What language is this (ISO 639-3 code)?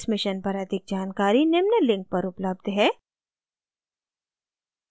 hin